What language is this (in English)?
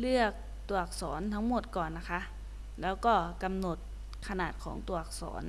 Thai